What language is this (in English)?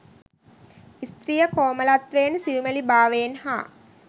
Sinhala